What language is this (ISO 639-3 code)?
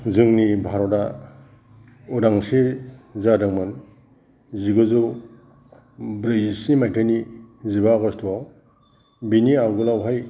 brx